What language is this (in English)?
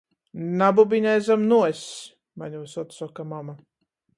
Latgalian